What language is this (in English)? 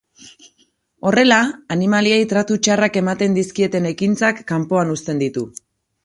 Basque